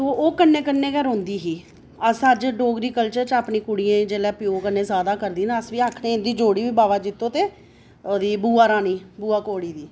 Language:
Dogri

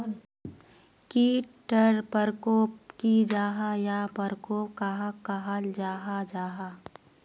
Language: Magahi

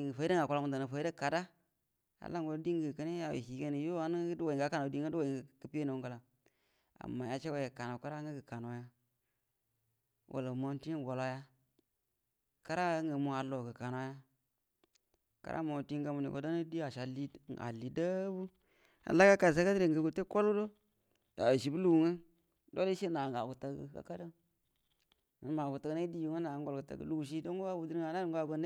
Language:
Buduma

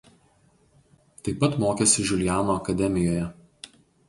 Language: Lithuanian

